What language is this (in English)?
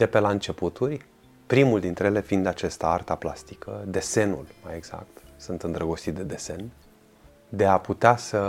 Romanian